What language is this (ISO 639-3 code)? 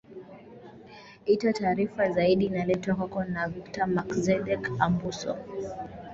swa